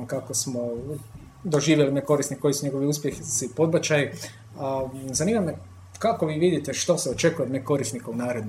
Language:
Croatian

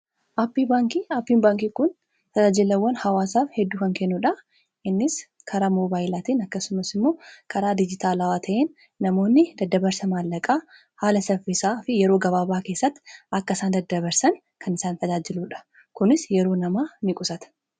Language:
Oromo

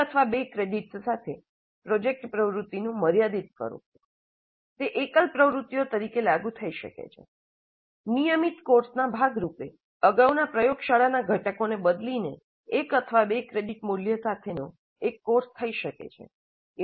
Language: Gujarati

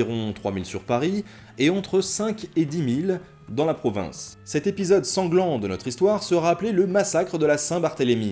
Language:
French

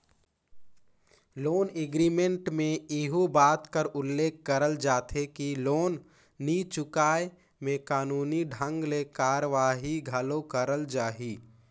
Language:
Chhattisgarhi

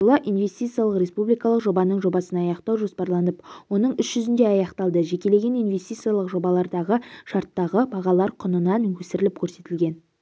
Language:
Kazakh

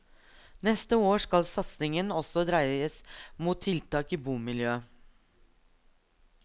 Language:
Norwegian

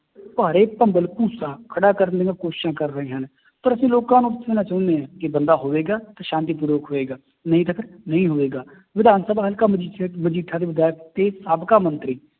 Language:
Punjabi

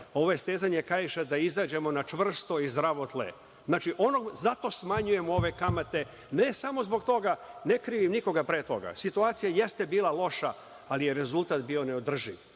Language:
Serbian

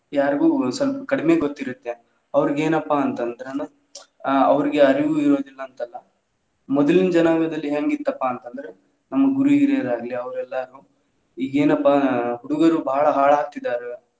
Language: Kannada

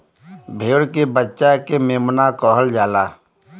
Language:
Bhojpuri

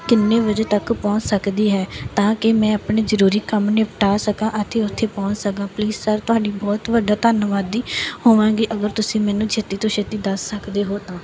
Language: Punjabi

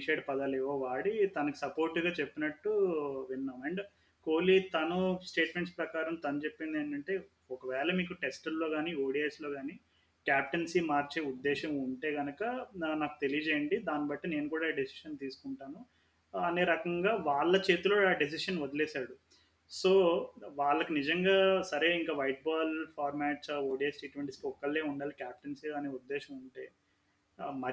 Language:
Telugu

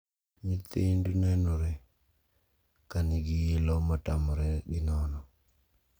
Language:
Luo (Kenya and Tanzania)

